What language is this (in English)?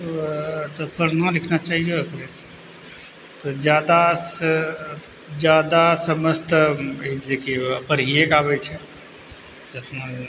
Maithili